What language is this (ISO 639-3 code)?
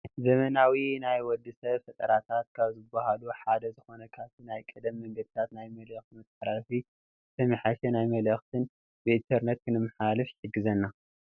tir